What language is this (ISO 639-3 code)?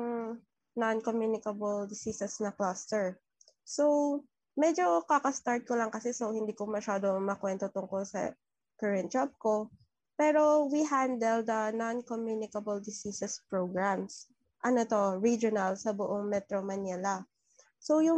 fil